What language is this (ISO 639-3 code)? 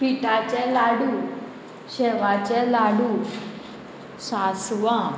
kok